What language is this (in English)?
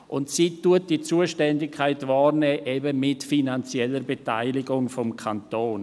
Swiss German